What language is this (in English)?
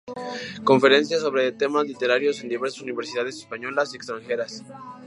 Spanish